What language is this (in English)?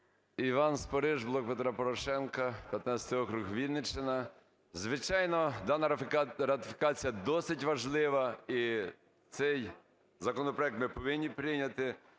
Ukrainian